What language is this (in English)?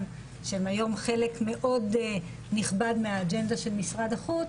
Hebrew